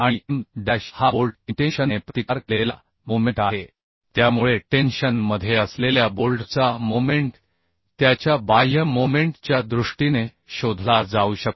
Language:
Marathi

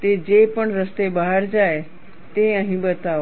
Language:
Gujarati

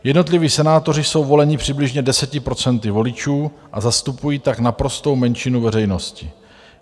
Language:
Czech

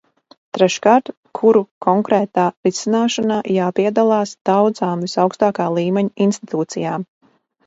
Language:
Latvian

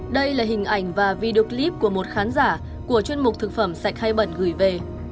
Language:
Vietnamese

